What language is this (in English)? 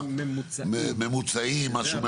Hebrew